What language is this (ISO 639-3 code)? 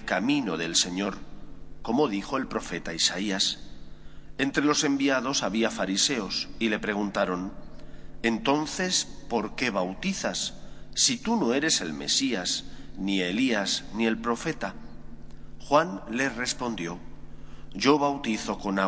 spa